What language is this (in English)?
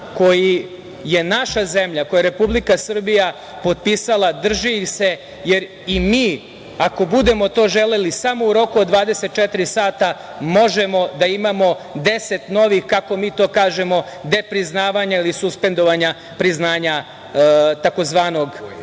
Serbian